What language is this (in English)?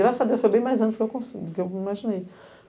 Portuguese